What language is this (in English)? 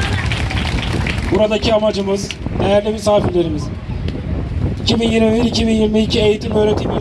Turkish